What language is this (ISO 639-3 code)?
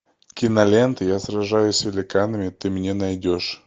rus